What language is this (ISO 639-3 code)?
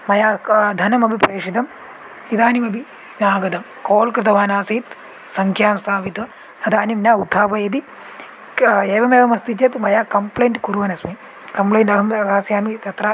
san